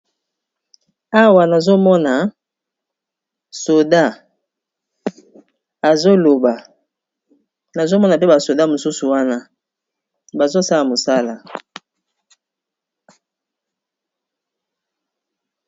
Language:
Lingala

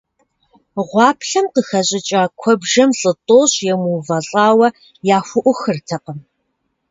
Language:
Kabardian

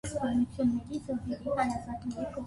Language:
Armenian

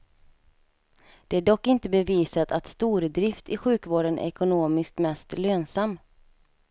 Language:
Swedish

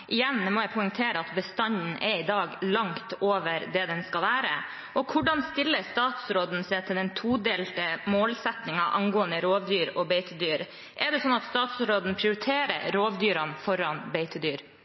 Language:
Norwegian Bokmål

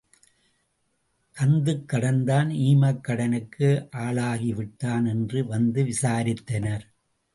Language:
Tamil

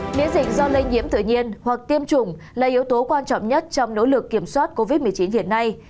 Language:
Vietnamese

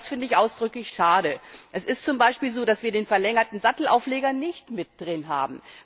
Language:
German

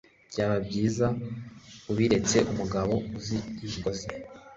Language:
Kinyarwanda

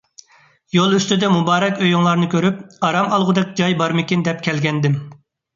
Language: Uyghur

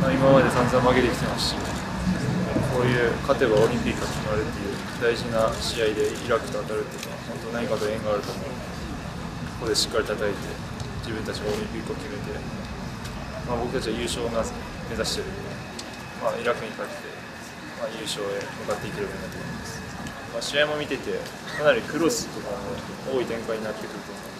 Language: Japanese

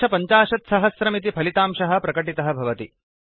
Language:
Sanskrit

